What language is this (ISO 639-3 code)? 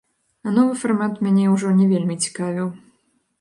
bel